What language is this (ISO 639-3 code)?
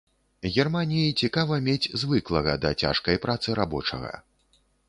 bel